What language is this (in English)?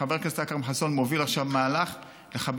Hebrew